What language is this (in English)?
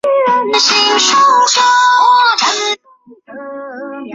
Chinese